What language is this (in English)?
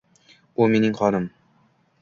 Uzbek